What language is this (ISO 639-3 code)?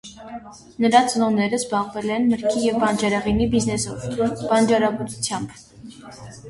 hye